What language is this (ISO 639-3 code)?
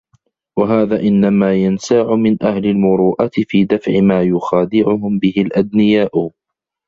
ara